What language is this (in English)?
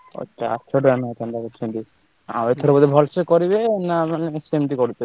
Odia